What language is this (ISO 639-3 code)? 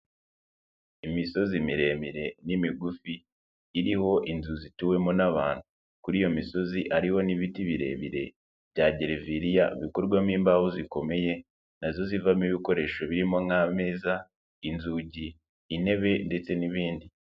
kin